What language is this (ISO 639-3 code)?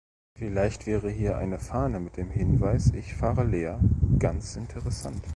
deu